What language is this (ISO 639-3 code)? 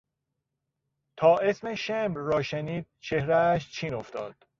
fas